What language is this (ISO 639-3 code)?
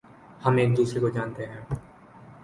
urd